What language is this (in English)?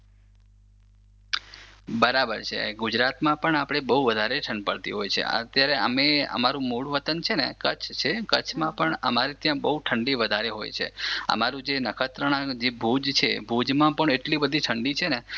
Gujarati